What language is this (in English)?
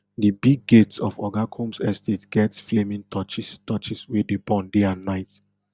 Nigerian Pidgin